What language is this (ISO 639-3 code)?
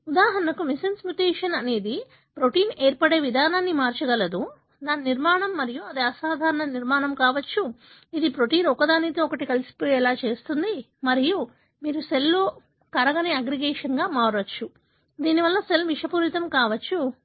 tel